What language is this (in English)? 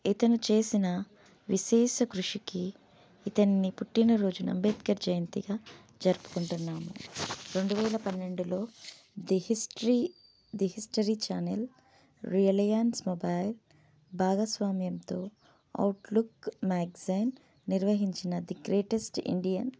Telugu